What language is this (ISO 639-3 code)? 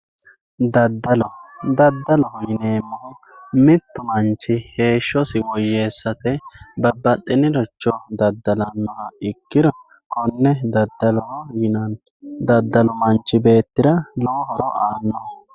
sid